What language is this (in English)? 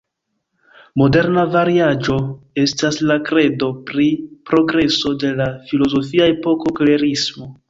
Esperanto